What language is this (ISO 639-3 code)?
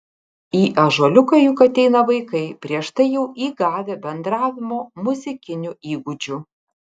lit